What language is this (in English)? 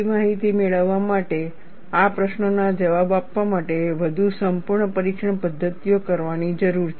Gujarati